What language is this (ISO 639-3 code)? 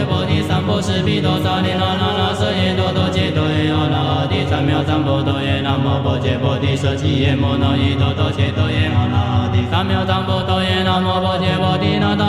zho